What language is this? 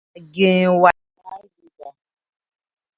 Tupuri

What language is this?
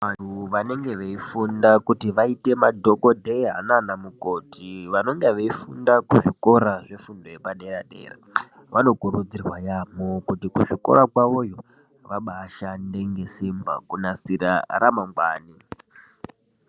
Ndau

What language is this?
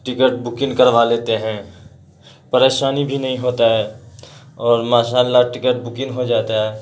Urdu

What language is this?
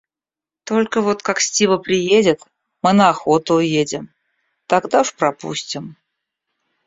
Russian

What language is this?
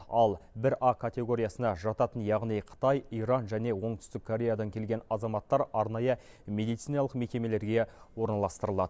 Kazakh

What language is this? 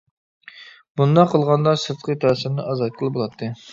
Uyghur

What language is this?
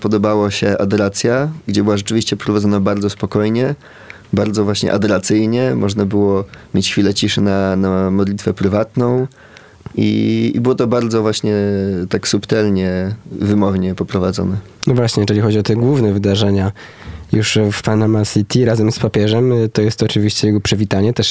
Polish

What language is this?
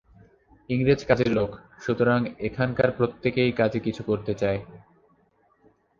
Bangla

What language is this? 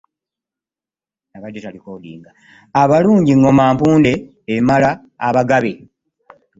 Ganda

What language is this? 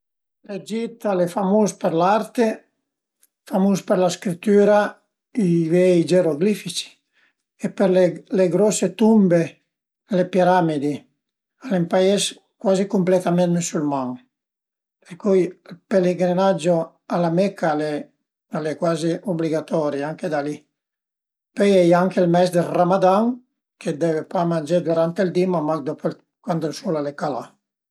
Piedmontese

